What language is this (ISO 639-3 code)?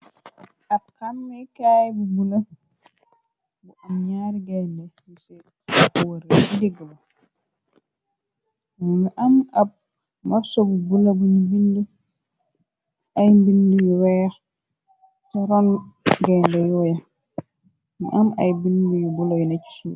wol